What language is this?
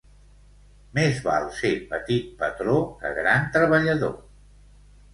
Catalan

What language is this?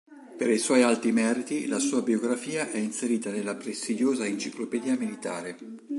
Italian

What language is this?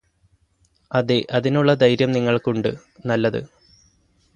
Malayalam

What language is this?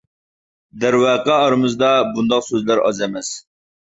Uyghur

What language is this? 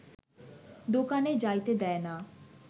Bangla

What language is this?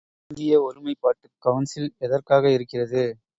Tamil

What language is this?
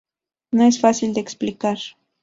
Spanish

